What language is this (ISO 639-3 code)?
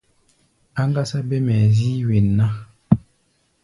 gba